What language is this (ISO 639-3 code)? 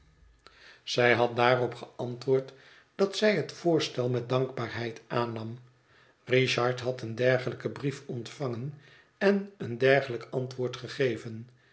nld